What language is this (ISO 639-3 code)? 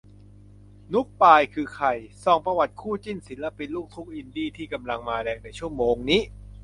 tha